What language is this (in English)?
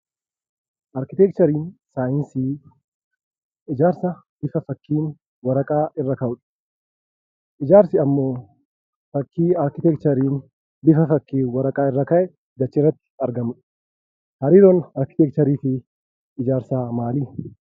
Oromo